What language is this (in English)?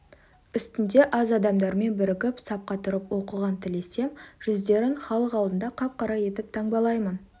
Kazakh